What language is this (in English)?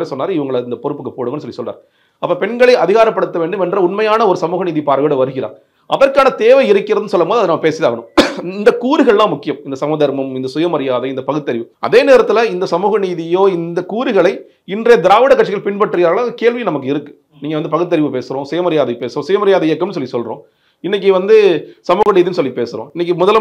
Tamil